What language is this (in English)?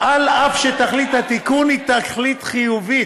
Hebrew